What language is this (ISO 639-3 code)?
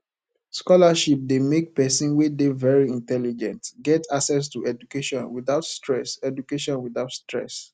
pcm